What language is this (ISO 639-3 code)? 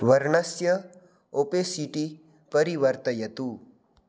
san